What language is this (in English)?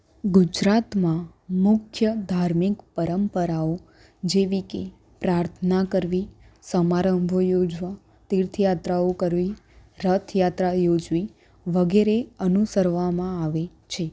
Gujarati